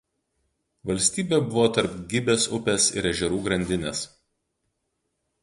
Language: Lithuanian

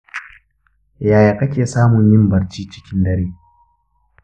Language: Hausa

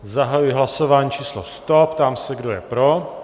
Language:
Czech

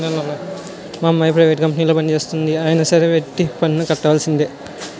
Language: Telugu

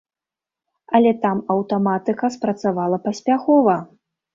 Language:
Belarusian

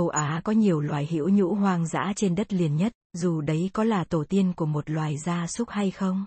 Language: Vietnamese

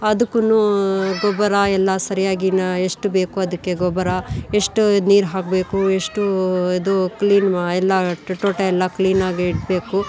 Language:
Kannada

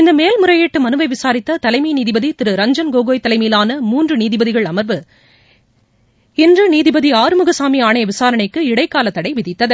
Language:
Tamil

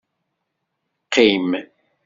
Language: Kabyle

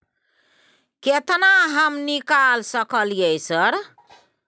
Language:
Maithili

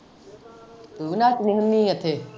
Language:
Punjabi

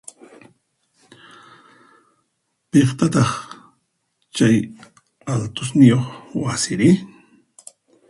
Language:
Puno Quechua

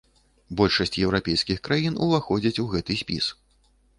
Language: Belarusian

